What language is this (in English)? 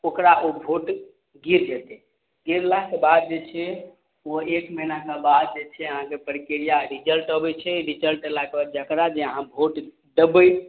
Maithili